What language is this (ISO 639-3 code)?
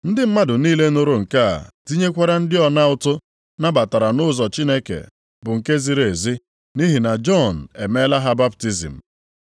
ibo